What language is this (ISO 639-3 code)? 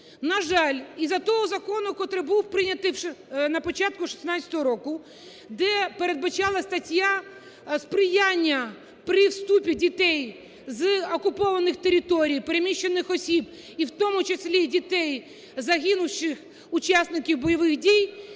ukr